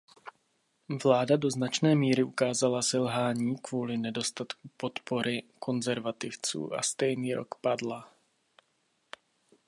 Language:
Czech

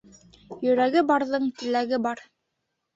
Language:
Bashkir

